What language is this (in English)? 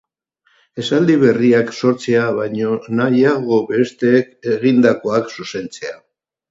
Basque